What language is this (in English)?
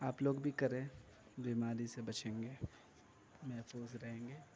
Urdu